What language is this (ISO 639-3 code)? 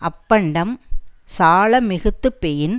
tam